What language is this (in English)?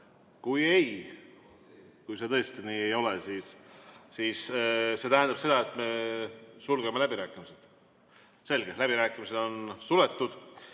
Estonian